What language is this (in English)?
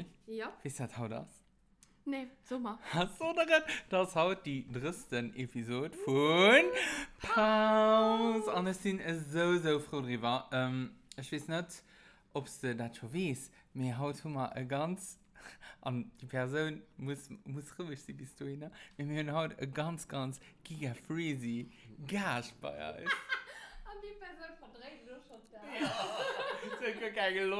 German